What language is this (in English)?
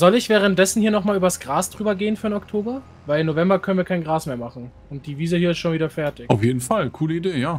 German